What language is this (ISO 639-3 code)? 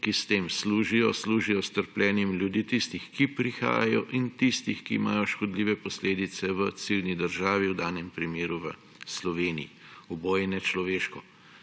slv